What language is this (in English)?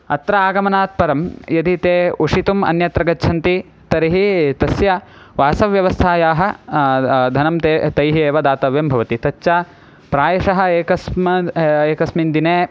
Sanskrit